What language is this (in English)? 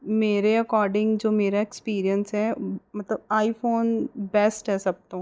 Punjabi